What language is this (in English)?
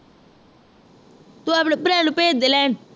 Punjabi